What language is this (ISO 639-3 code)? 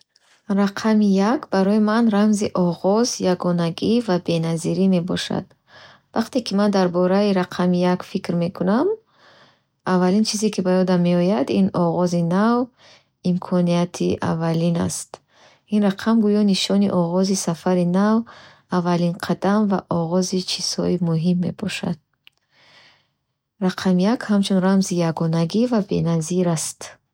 bhh